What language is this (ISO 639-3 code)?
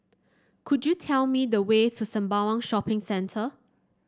eng